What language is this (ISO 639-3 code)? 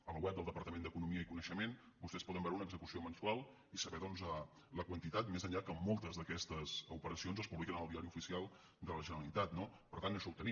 cat